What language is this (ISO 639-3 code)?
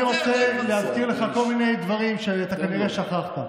heb